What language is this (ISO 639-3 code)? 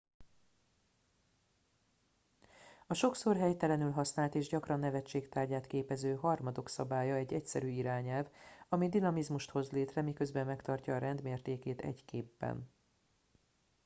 hun